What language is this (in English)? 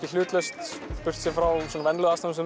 Icelandic